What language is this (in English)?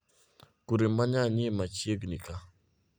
Luo (Kenya and Tanzania)